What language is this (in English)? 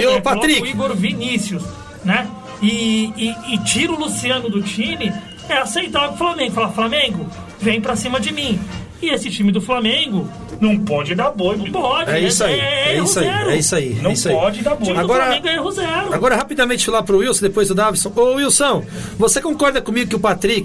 Portuguese